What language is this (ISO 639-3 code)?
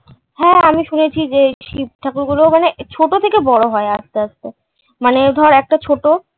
ben